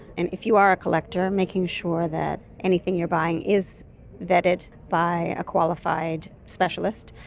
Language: English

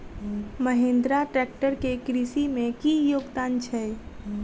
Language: Maithili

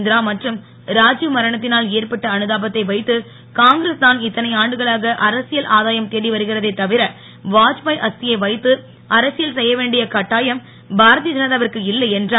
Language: Tamil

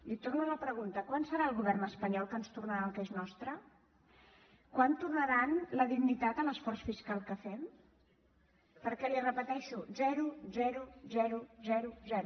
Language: Catalan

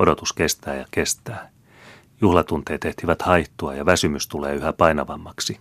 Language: Finnish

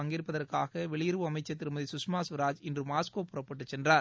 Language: Tamil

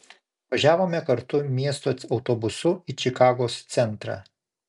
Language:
Lithuanian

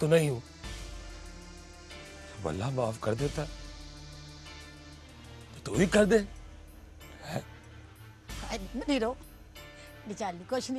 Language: Urdu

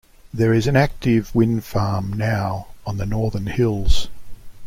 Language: English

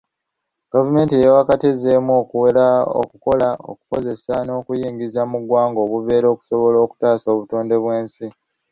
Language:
Ganda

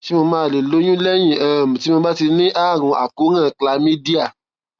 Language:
Yoruba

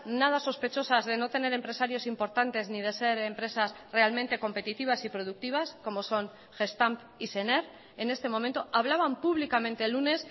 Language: Spanish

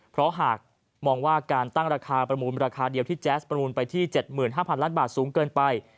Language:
Thai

